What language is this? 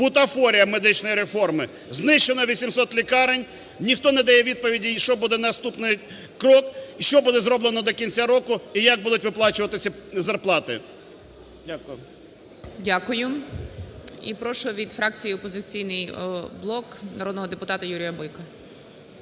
Ukrainian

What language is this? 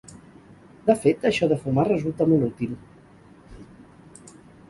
Catalan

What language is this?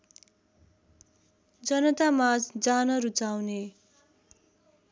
Nepali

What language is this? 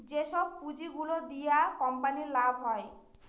Bangla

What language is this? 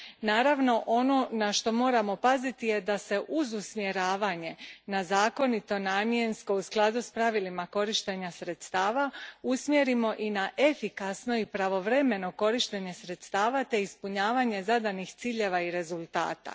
Croatian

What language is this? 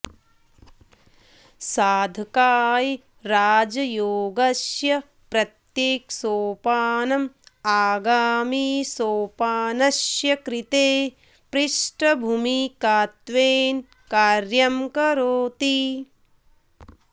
Sanskrit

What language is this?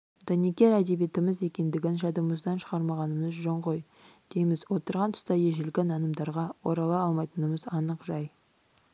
Kazakh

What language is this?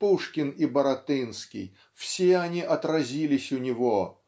Russian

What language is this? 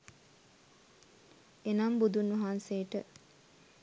Sinhala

